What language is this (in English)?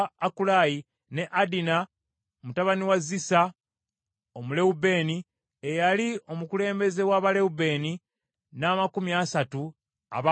Ganda